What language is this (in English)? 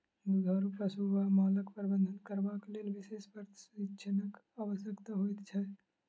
Maithili